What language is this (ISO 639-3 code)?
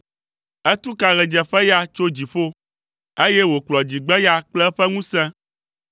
ewe